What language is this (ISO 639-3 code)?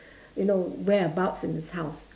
eng